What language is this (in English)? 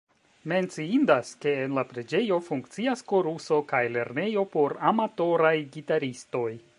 Esperanto